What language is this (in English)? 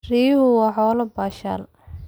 Somali